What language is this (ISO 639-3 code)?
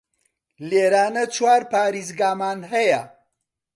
ckb